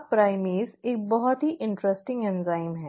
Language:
Hindi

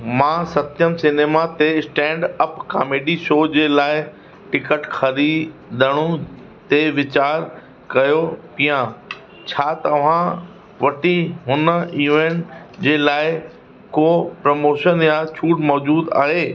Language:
Sindhi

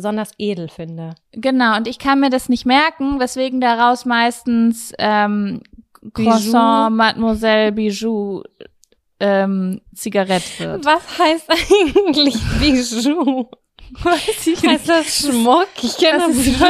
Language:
German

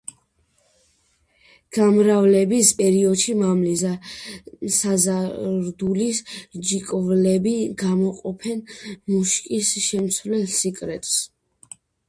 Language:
Georgian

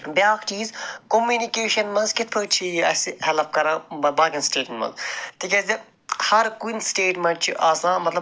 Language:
Kashmiri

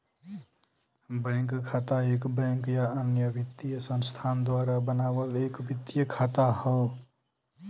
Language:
Bhojpuri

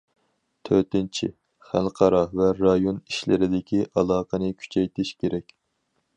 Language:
Uyghur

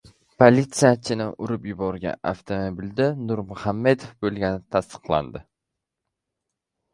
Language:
Uzbek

